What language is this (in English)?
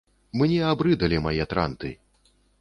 Belarusian